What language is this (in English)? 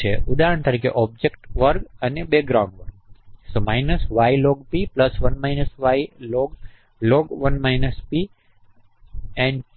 Gujarati